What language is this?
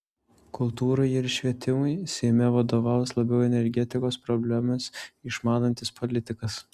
Lithuanian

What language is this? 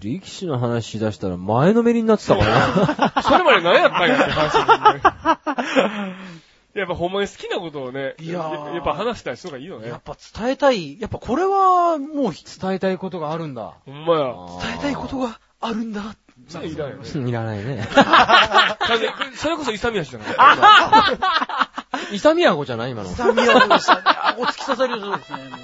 Japanese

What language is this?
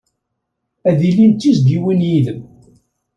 Kabyle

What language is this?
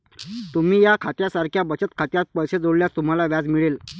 Marathi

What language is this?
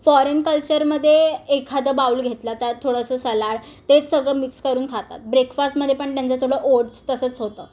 Marathi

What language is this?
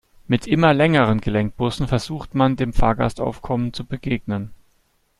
German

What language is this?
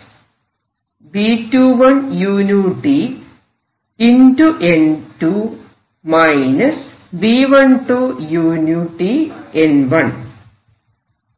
Malayalam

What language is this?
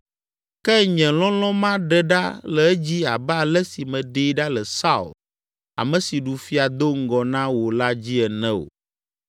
Ewe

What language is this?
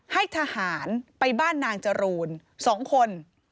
Thai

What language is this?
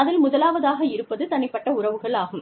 Tamil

